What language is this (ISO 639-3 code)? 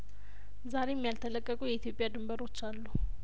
amh